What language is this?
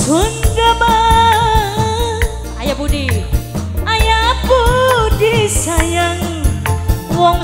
Indonesian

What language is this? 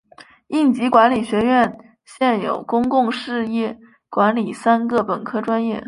Chinese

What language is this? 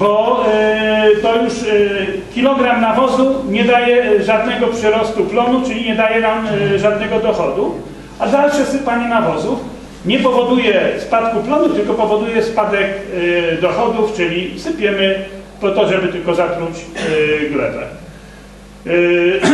Polish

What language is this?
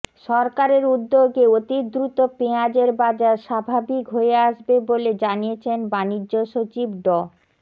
Bangla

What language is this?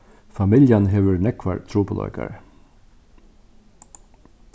Faroese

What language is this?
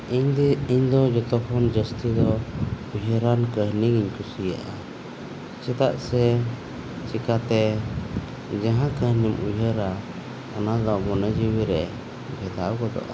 Santali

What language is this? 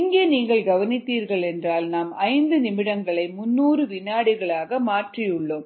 Tamil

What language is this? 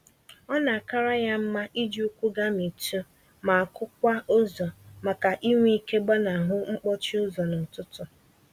Igbo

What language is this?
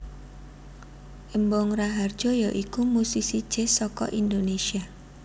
Javanese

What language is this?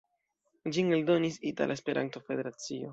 Esperanto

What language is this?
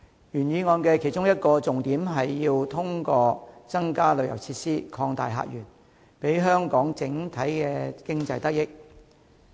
Cantonese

